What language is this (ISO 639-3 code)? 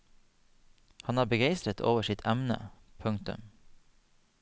nor